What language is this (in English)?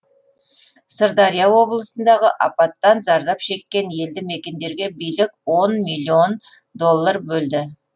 Kazakh